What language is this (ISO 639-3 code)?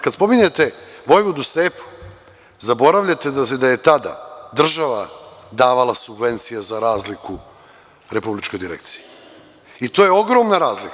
srp